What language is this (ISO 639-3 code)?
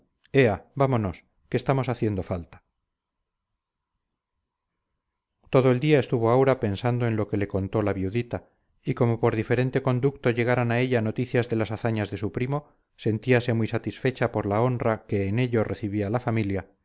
spa